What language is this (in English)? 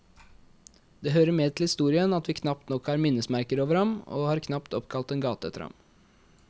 Norwegian